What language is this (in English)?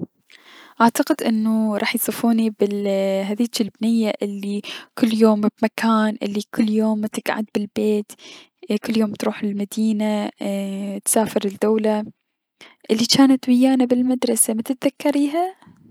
Mesopotamian Arabic